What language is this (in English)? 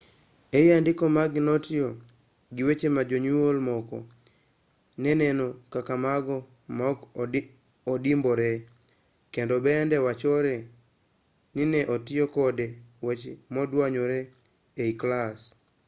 Luo (Kenya and Tanzania)